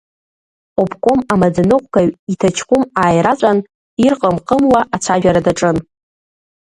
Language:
Abkhazian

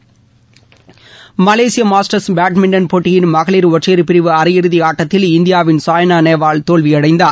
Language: Tamil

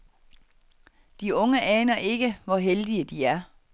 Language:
Danish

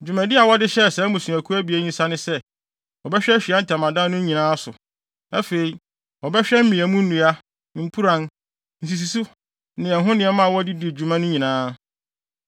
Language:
Akan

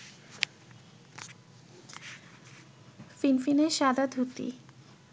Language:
Bangla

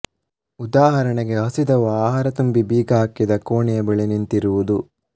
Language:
Kannada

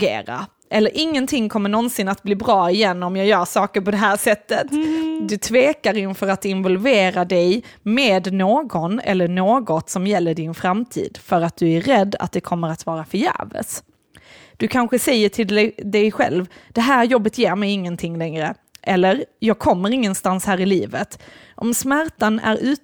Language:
Swedish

